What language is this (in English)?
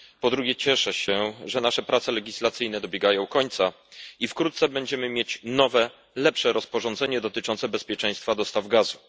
Polish